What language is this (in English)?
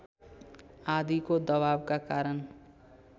Nepali